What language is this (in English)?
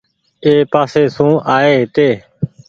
Goaria